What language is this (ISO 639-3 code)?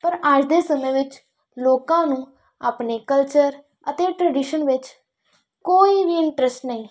pan